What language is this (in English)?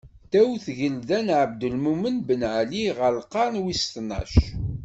Kabyle